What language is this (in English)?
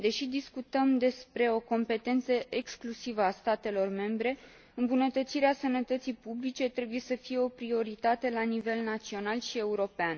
Romanian